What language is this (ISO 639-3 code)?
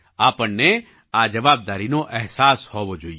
guj